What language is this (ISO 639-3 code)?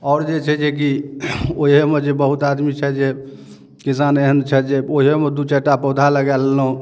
mai